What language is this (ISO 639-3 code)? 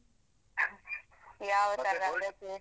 kan